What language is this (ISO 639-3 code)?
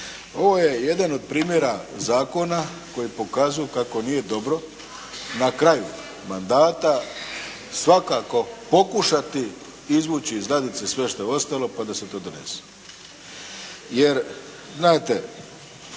hrv